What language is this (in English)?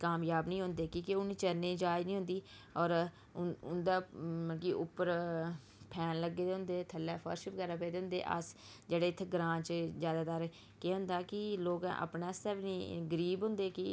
Dogri